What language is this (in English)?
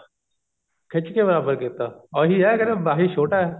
Punjabi